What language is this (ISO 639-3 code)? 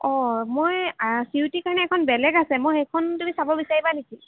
asm